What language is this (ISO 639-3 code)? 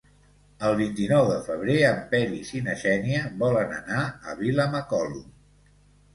cat